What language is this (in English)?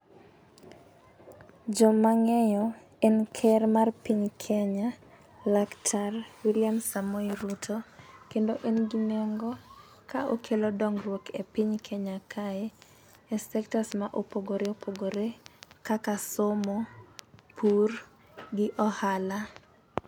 Luo (Kenya and Tanzania)